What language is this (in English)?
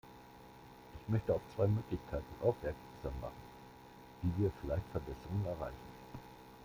German